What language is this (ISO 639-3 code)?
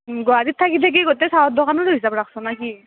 asm